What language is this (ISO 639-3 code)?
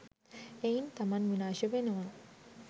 sin